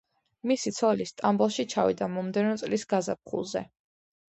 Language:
Georgian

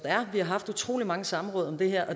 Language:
Danish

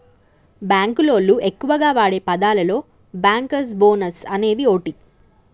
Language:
Telugu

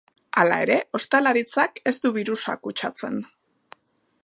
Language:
Basque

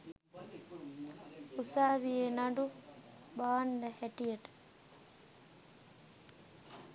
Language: Sinhala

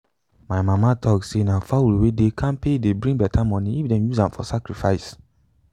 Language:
Nigerian Pidgin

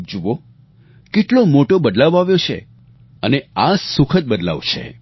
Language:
Gujarati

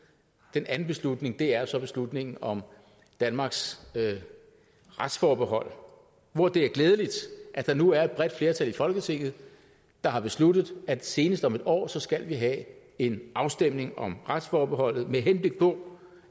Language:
Danish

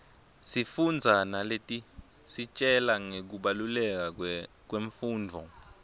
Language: Swati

